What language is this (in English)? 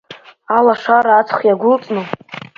Abkhazian